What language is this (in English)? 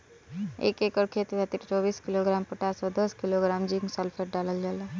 Bhojpuri